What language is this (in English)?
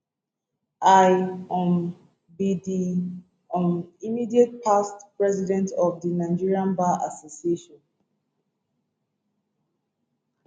Nigerian Pidgin